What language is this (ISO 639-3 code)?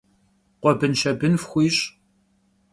kbd